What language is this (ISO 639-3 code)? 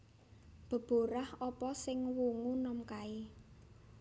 jav